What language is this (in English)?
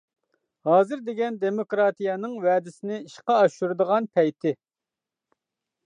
Uyghur